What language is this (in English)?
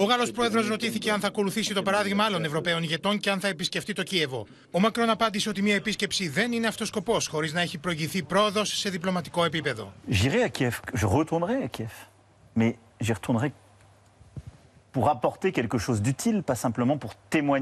Greek